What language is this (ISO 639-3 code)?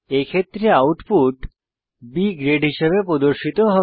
ben